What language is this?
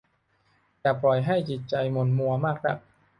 Thai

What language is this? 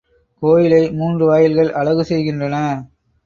Tamil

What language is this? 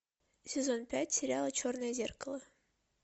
Russian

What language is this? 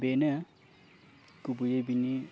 Bodo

